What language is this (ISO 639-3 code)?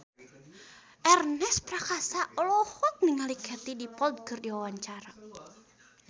sun